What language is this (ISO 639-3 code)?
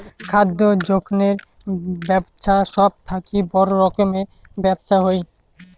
ben